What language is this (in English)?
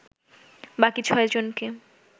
Bangla